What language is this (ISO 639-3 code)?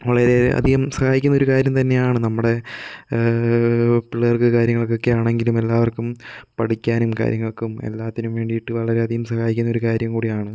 mal